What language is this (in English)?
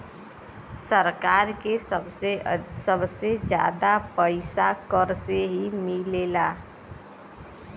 Bhojpuri